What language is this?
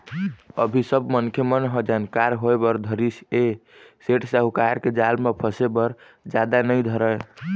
Chhattisgarhi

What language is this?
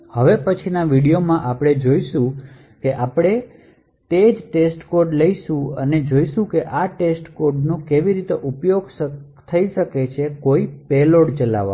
Gujarati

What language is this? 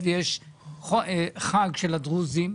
Hebrew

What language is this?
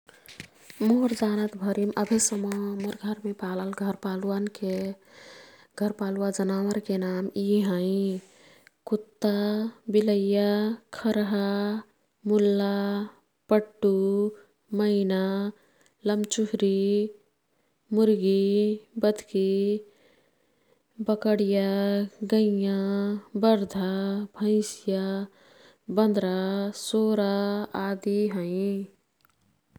Kathoriya Tharu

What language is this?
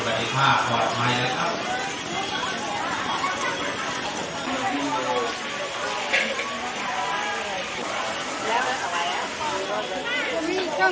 Thai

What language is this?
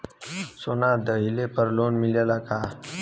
Bhojpuri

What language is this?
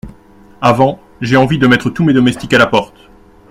French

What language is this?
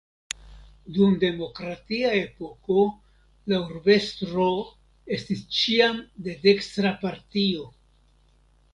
Esperanto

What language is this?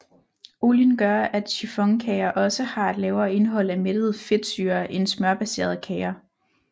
Danish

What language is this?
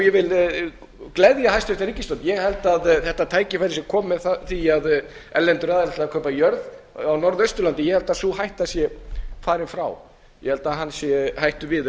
Icelandic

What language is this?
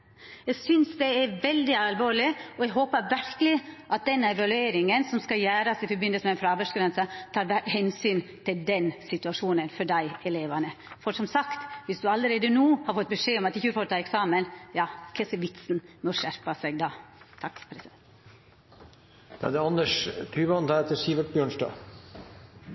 Norwegian Nynorsk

